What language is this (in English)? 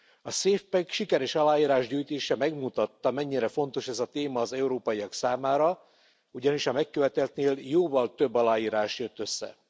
Hungarian